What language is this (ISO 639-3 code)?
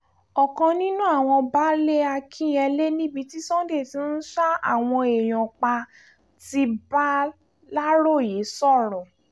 yor